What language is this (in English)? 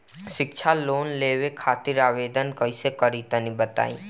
Bhojpuri